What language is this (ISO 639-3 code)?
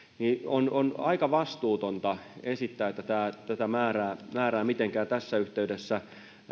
fin